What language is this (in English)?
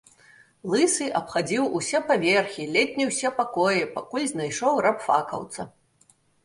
Belarusian